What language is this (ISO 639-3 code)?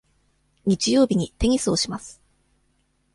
jpn